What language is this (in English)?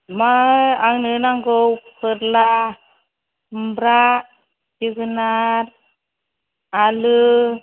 Bodo